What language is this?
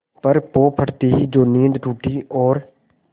Hindi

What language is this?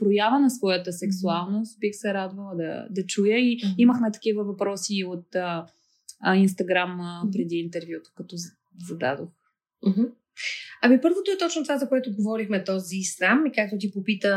Bulgarian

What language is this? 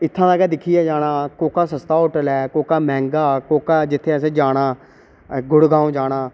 Dogri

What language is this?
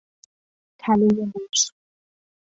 Persian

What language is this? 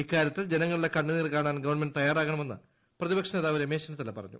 Malayalam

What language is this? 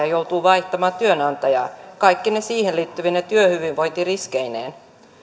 Finnish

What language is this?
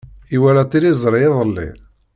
Kabyle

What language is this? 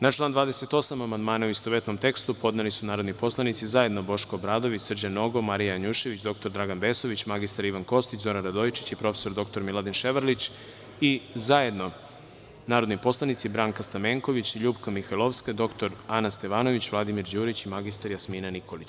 Serbian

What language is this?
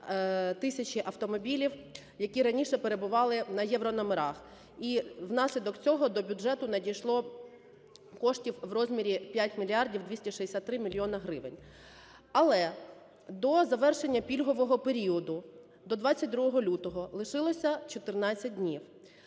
Ukrainian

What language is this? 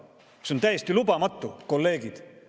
Estonian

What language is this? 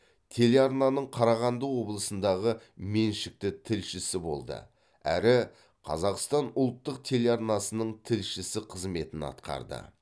Kazakh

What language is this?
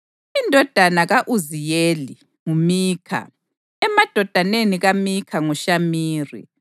North Ndebele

